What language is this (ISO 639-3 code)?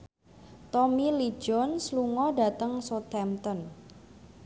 jav